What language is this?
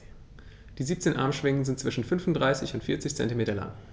German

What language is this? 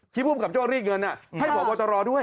Thai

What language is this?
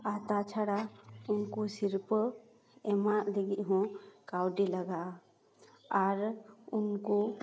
Santali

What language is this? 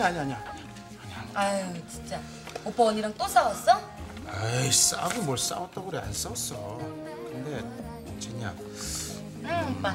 Korean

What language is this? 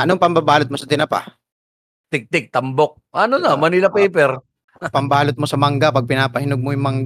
Filipino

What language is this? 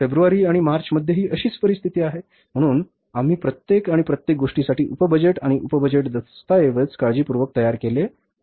Marathi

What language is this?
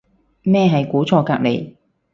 Cantonese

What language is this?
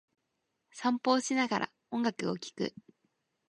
Japanese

